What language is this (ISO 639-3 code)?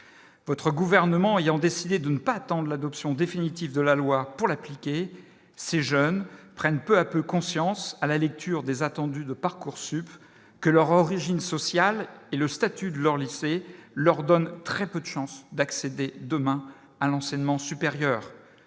fra